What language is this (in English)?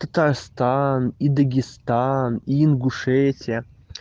Russian